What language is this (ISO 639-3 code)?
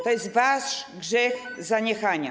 pol